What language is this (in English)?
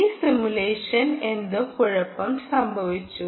Malayalam